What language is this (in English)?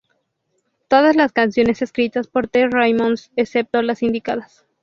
Spanish